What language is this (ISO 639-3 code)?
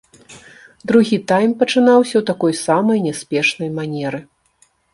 bel